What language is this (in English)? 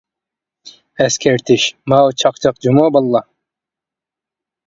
Uyghur